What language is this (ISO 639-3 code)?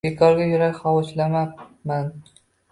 uzb